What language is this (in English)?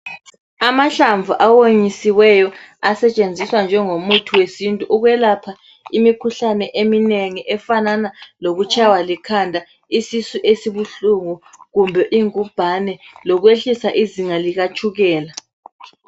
North Ndebele